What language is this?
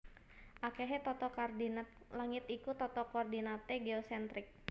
Javanese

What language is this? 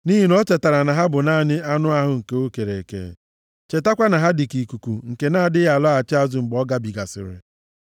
Igbo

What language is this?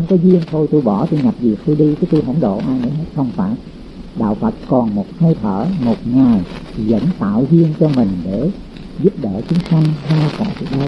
Vietnamese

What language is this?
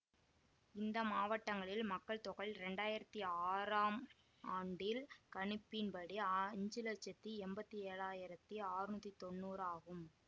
Tamil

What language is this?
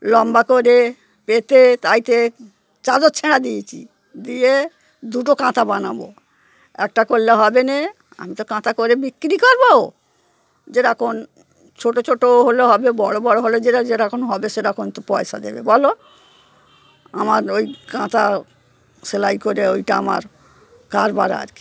Bangla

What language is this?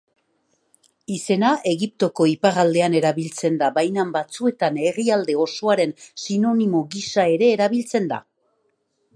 Basque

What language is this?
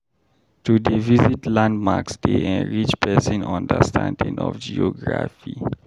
Nigerian Pidgin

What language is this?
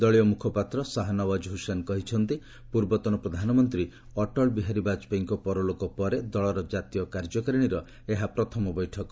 Odia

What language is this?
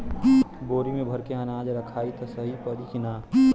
Bhojpuri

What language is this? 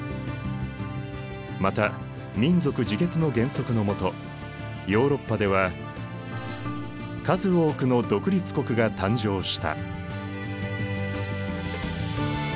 Japanese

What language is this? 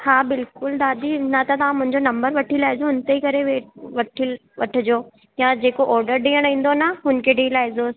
Sindhi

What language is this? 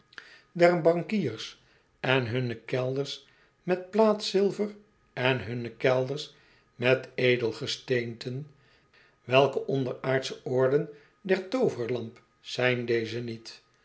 Dutch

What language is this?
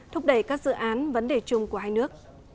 Vietnamese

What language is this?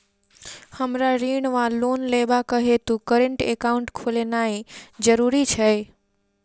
Maithili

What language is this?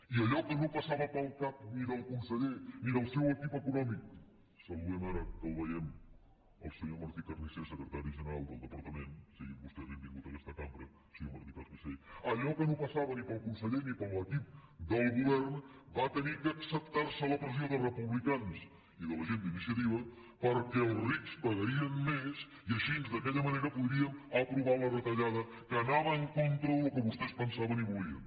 Catalan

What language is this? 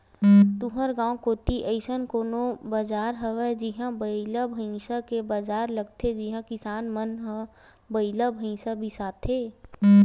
Chhattisgarhi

